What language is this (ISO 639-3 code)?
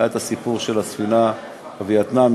heb